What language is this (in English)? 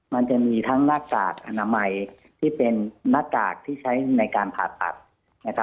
Thai